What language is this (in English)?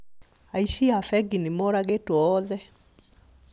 Kikuyu